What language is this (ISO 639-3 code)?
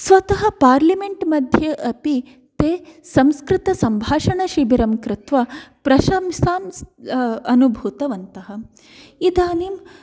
san